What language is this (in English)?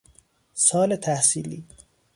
Persian